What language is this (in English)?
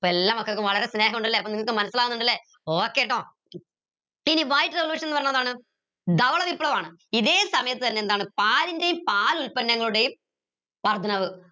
Malayalam